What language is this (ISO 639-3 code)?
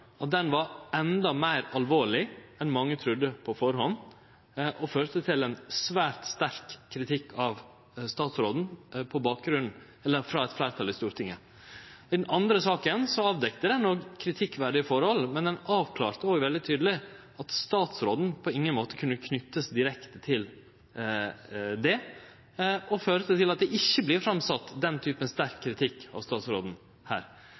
nno